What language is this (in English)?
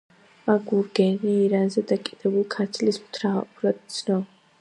Georgian